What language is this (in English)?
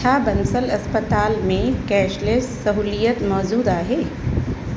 Sindhi